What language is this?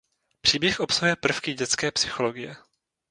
Czech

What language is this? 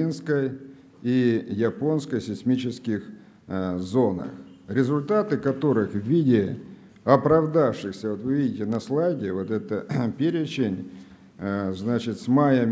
Russian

